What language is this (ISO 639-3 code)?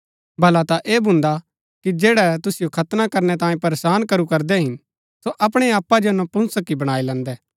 gbk